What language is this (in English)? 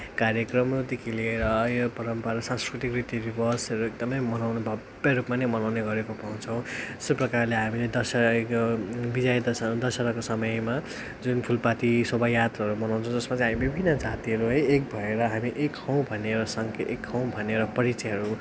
Nepali